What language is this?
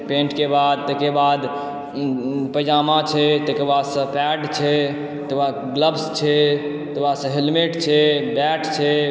Maithili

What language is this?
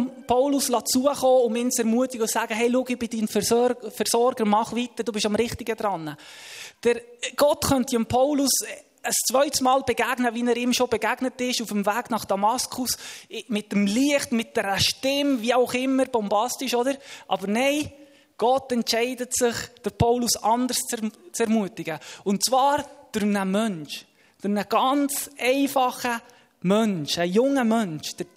German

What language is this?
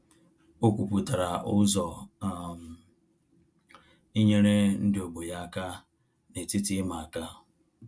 Igbo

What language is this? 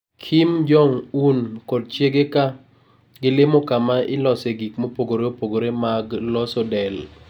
Luo (Kenya and Tanzania)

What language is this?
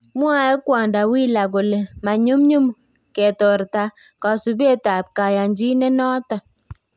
Kalenjin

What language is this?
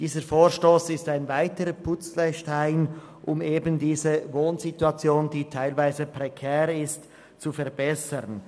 Swiss German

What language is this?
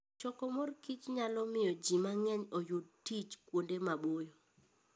Luo (Kenya and Tanzania)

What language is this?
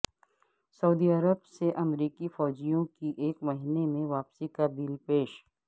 Urdu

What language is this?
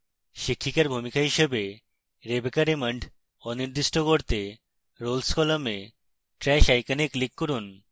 Bangla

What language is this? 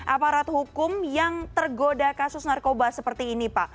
Indonesian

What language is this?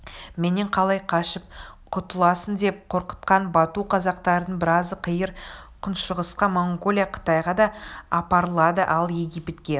Kazakh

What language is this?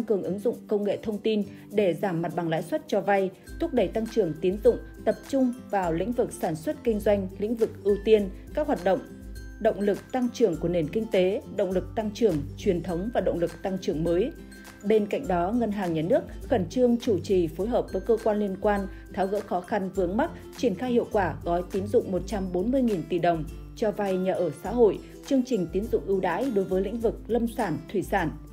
Vietnamese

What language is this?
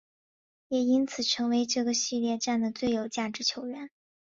Chinese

